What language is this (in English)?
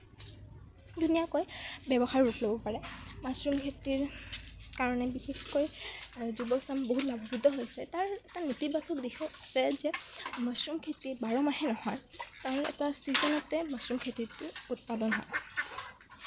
Assamese